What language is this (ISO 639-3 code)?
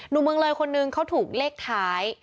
tha